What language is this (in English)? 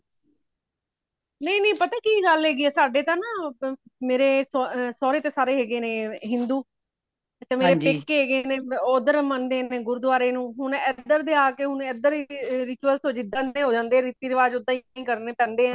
Punjabi